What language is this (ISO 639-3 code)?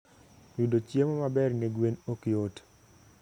luo